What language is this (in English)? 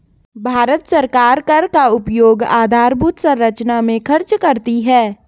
Hindi